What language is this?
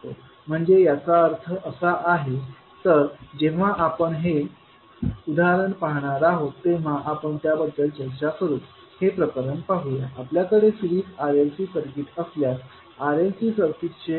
Marathi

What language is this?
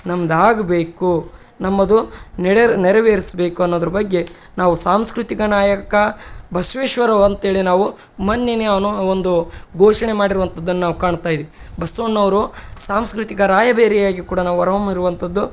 Kannada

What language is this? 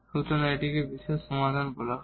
Bangla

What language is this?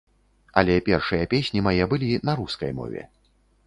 Belarusian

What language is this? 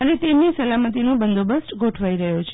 Gujarati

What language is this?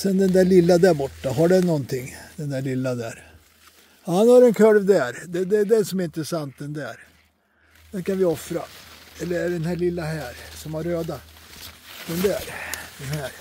Swedish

